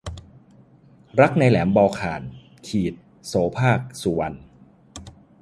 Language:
Thai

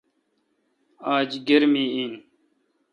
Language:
Kalkoti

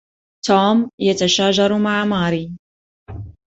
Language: Arabic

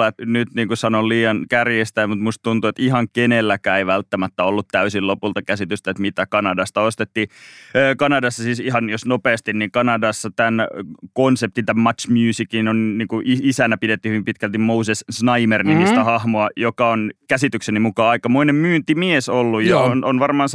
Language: Finnish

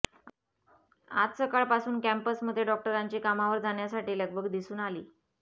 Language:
Marathi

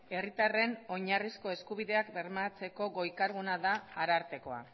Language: Basque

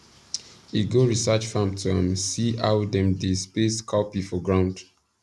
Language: Nigerian Pidgin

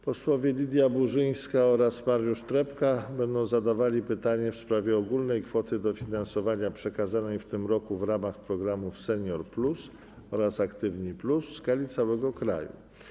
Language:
Polish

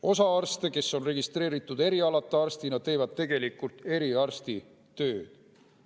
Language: Estonian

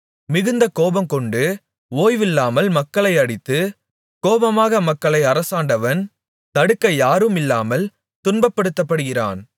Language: Tamil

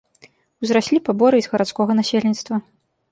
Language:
Belarusian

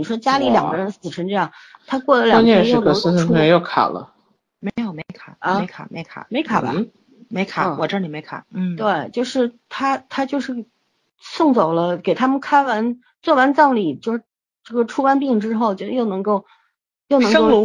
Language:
Chinese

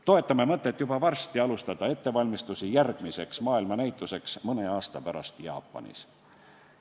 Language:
Estonian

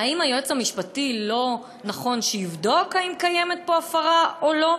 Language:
Hebrew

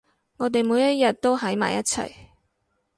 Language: Cantonese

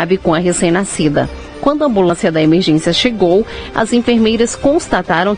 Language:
Portuguese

